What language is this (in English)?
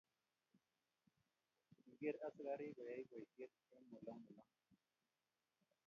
Kalenjin